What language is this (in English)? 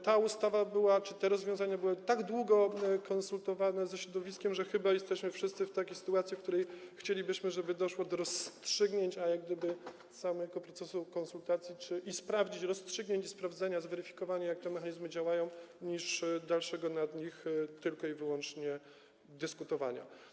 Polish